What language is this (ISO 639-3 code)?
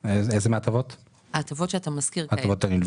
heb